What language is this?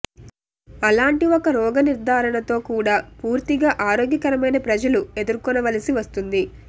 Telugu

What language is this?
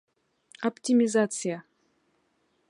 Bashkir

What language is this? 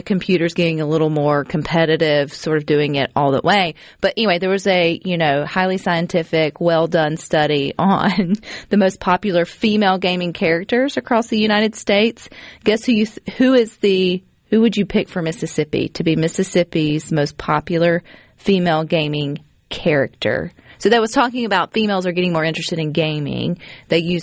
English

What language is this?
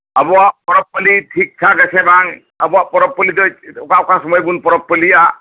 Santali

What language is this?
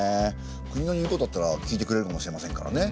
Japanese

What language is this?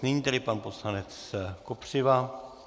Czech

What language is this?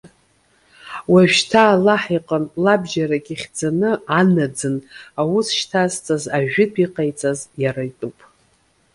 Abkhazian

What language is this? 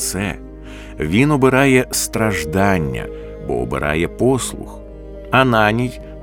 Ukrainian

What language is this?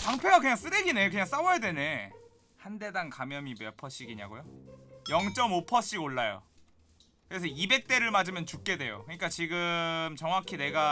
Korean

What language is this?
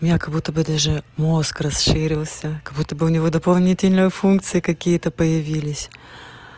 Russian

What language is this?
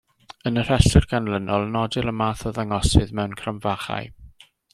Welsh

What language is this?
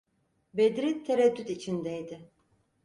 Turkish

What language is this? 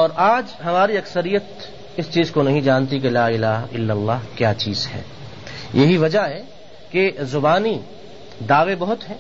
Urdu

